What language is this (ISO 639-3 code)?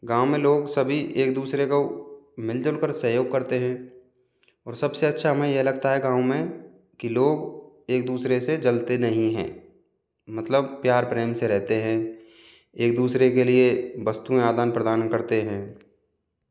hin